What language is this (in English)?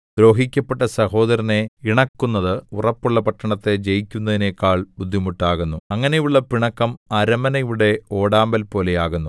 Malayalam